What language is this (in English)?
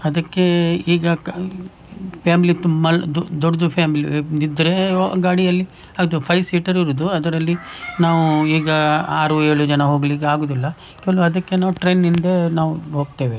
Kannada